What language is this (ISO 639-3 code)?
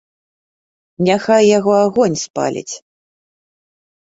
bel